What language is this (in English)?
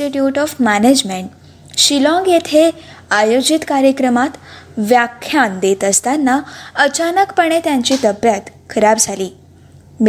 Marathi